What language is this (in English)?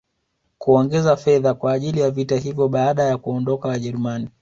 Swahili